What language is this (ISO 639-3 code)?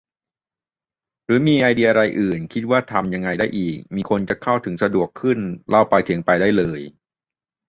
tha